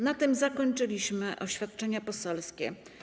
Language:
Polish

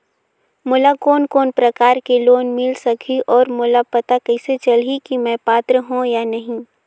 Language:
Chhattisgarhi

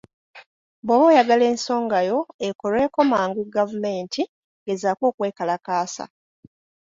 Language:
Ganda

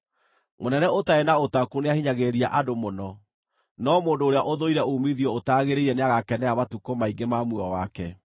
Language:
Kikuyu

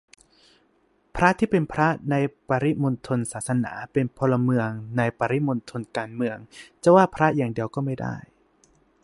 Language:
Thai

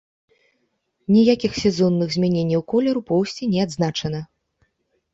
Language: Belarusian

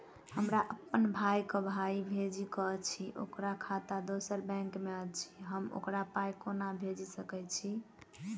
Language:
Maithili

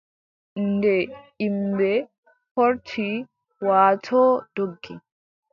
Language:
Adamawa Fulfulde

